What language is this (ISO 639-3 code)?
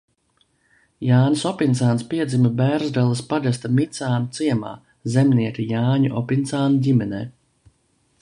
lav